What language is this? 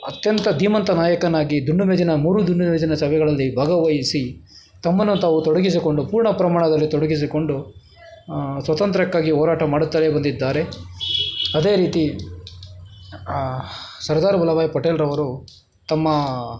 Kannada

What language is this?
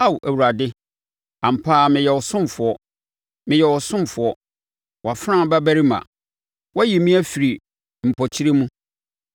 Akan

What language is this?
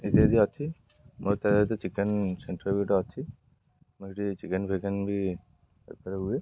Odia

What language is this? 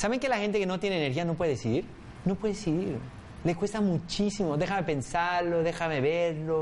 Spanish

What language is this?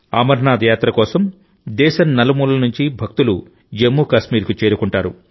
Telugu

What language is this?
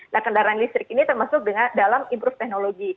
Indonesian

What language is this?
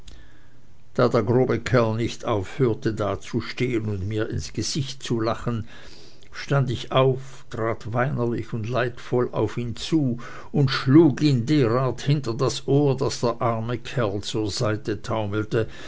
German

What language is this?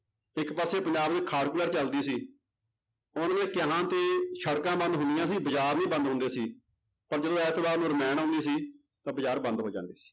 Punjabi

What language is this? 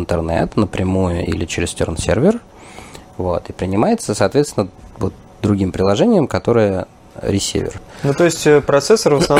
Russian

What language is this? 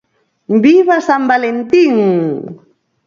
Galician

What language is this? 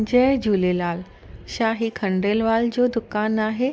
Sindhi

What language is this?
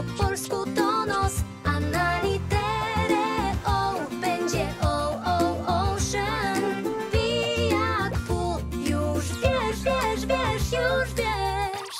Polish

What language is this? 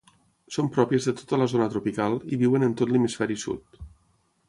Catalan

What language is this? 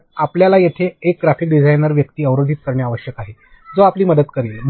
Marathi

